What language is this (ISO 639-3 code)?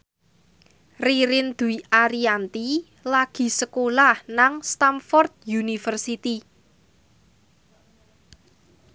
jav